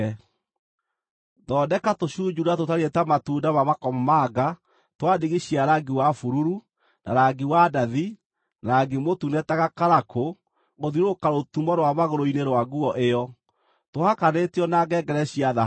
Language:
Kikuyu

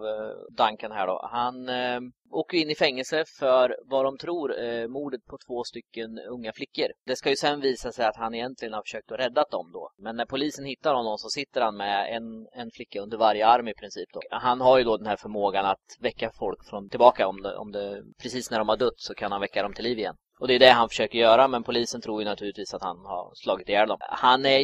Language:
Swedish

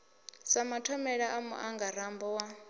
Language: Venda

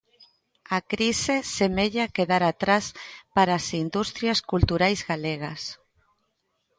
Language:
Galician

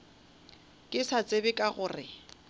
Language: Northern Sotho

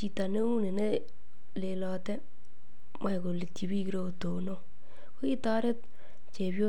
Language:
Kalenjin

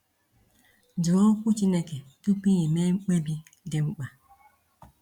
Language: Igbo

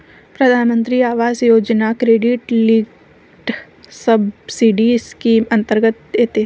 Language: Marathi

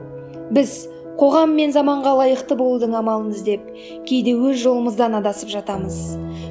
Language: Kazakh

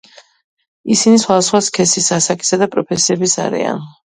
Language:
Georgian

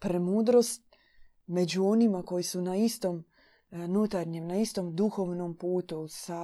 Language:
Croatian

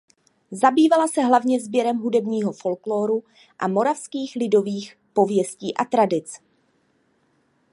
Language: Czech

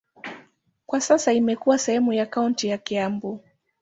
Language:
Swahili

